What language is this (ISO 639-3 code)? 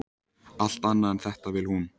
isl